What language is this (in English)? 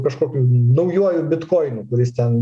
Lithuanian